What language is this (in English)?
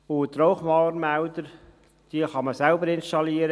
Swiss German